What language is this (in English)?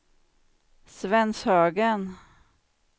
Swedish